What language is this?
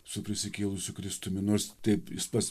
Lithuanian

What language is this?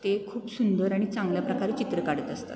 Marathi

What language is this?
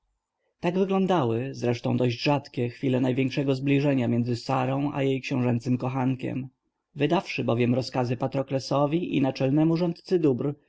Polish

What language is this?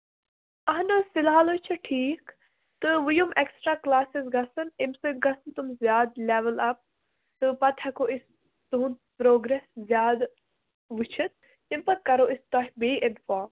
Kashmiri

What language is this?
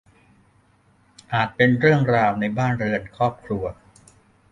Thai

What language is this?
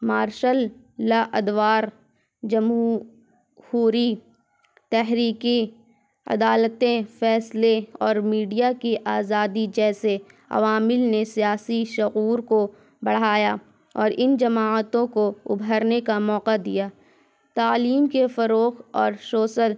Urdu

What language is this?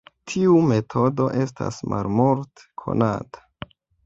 Esperanto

